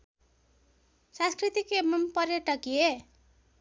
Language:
Nepali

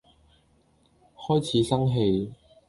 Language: Cantonese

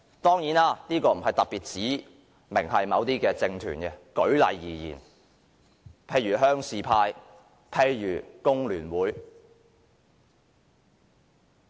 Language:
Cantonese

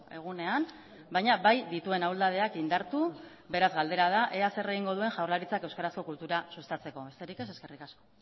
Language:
Basque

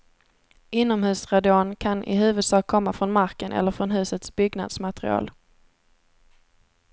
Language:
Swedish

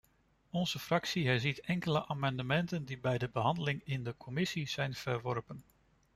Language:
Dutch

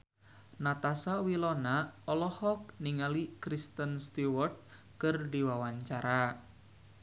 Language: Sundanese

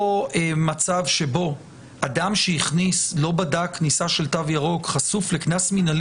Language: Hebrew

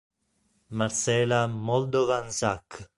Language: Italian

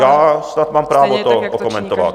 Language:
Czech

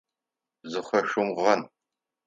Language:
Adyghe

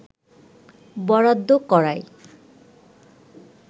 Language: Bangla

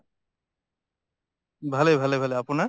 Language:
Assamese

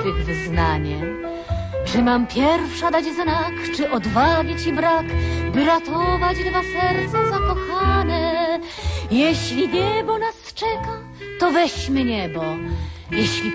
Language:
Polish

